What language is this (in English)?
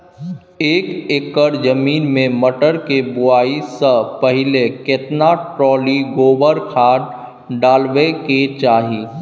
Maithili